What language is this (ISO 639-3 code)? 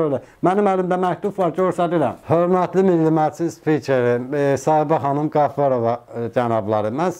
tur